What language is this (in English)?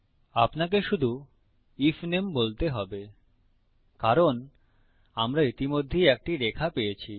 Bangla